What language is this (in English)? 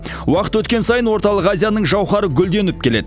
Kazakh